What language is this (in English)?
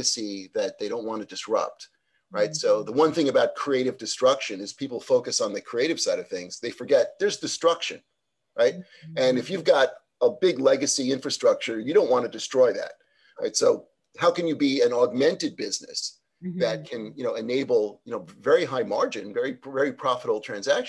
English